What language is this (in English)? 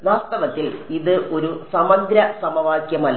Malayalam